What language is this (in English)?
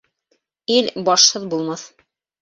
Bashkir